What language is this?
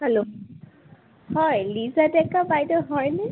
Assamese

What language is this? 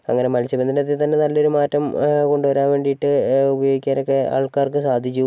Malayalam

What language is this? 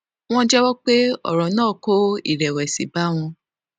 Yoruba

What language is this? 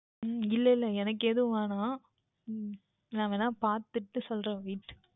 Tamil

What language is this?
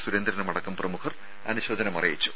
Malayalam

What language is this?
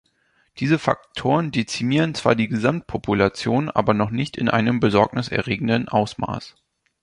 German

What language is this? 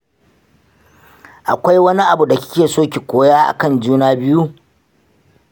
Hausa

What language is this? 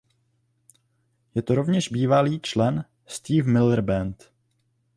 Czech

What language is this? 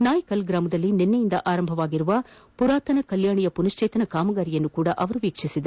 Kannada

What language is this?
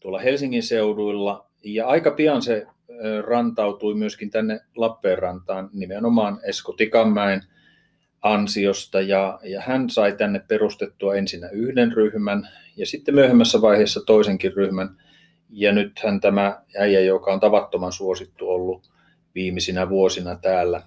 Finnish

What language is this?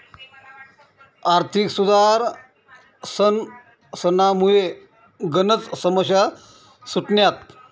Marathi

